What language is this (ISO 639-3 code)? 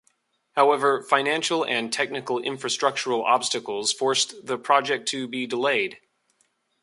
eng